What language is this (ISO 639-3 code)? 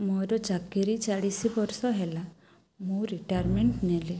ori